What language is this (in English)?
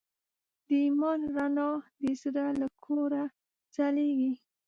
Pashto